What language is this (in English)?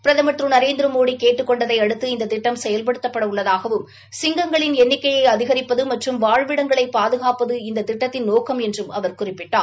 Tamil